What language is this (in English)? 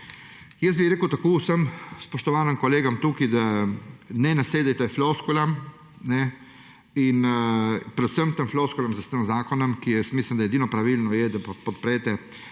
Slovenian